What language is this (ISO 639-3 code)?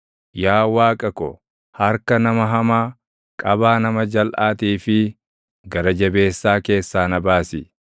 orm